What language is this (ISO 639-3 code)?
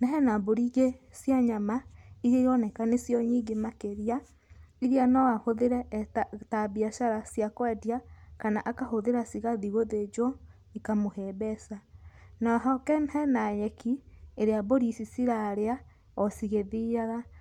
kik